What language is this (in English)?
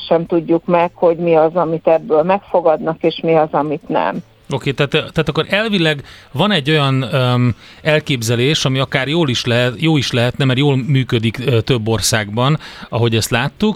Hungarian